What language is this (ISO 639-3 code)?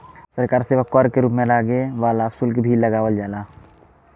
bho